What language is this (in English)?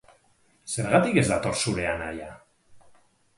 Basque